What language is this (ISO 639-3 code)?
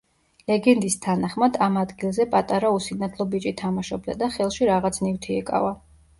kat